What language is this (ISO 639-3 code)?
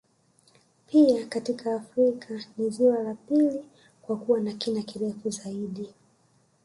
swa